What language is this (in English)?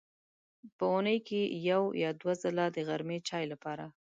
Pashto